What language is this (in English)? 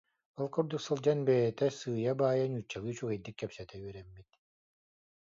Yakut